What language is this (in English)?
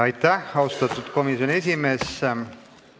Estonian